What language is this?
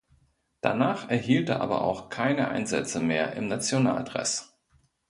German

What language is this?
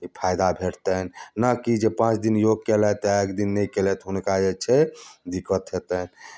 Maithili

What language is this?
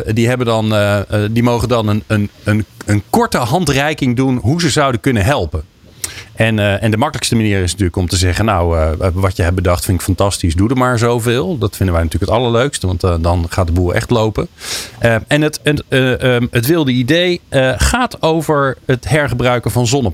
Dutch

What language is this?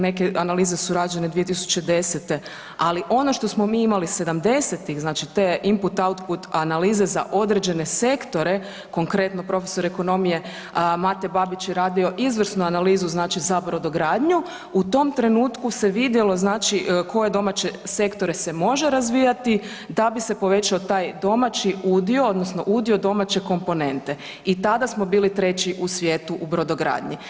Croatian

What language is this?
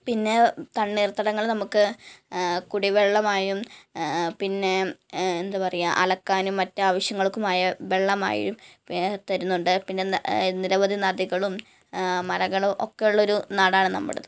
Malayalam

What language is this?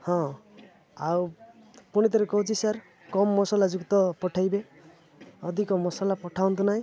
Odia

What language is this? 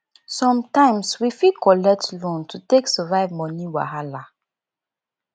Nigerian Pidgin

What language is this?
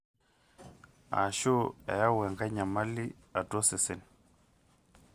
Masai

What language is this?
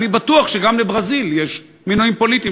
Hebrew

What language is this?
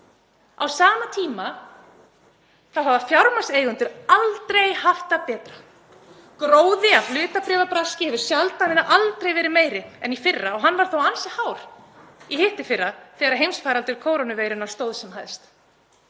Icelandic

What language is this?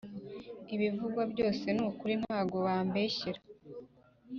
Kinyarwanda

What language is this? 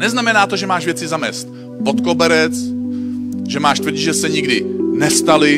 Czech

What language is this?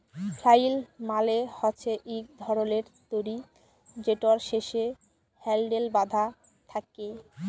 Bangla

